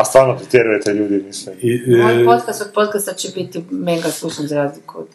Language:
Croatian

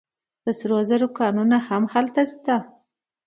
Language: Pashto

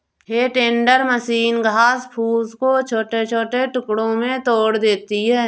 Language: Hindi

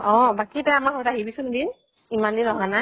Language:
Assamese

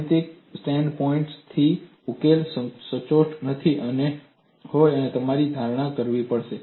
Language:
Gujarati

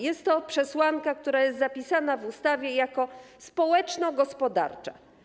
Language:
Polish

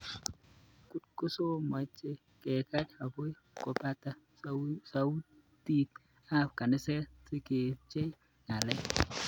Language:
Kalenjin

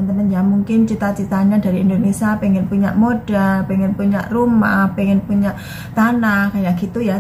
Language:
Indonesian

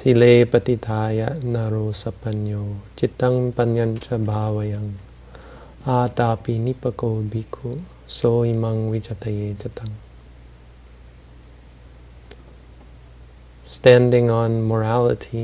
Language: English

